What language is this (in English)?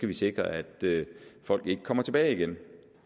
Danish